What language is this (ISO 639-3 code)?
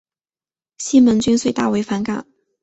zho